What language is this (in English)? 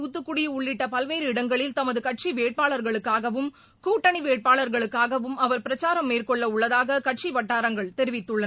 Tamil